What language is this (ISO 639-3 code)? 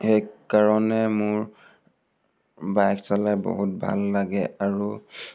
asm